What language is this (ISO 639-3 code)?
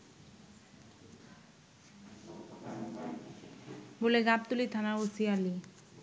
ben